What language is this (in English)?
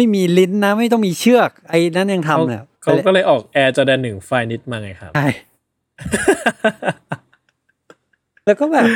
Thai